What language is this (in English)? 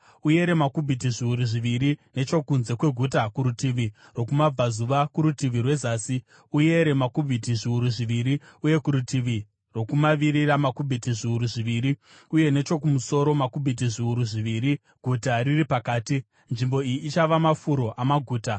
Shona